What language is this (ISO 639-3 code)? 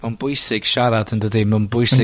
cym